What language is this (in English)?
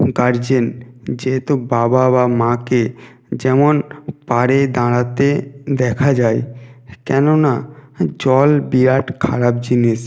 Bangla